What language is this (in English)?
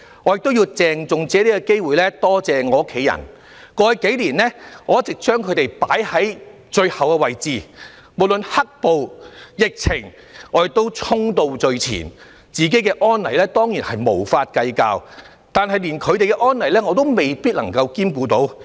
Cantonese